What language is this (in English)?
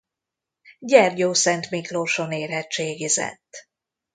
Hungarian